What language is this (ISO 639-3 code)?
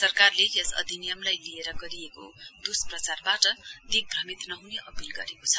nep